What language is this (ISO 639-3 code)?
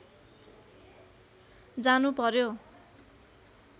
nep